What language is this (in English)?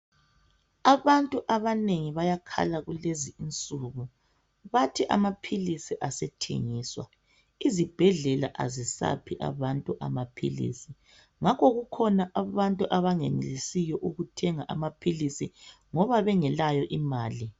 North Ndebele